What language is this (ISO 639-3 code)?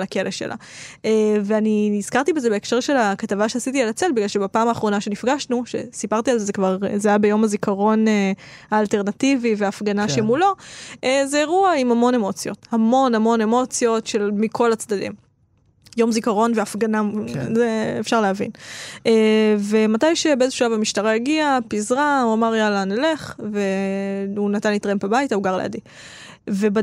heb